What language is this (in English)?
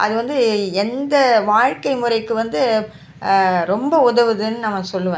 Tamil